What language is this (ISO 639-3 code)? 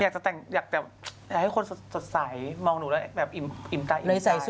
tha